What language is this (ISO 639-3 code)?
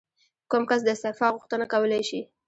pus